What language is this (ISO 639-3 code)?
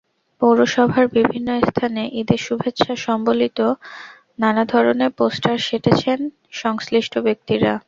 ben